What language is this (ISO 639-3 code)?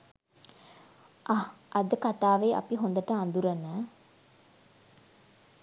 sin